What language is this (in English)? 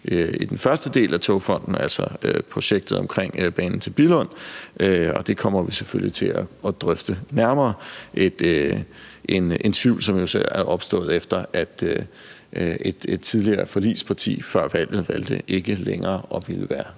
Danish